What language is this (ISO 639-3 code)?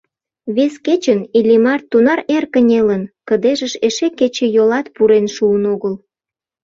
chm